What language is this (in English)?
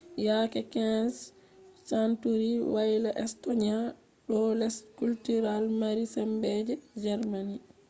Fula